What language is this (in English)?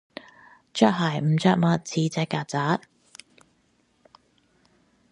Cantonese